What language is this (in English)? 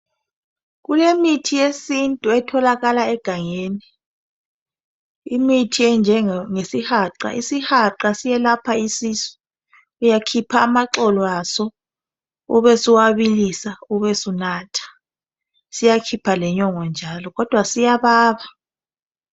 North Ndebele